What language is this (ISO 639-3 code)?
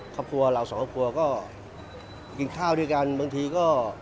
tha